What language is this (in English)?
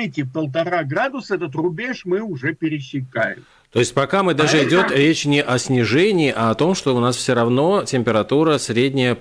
Russian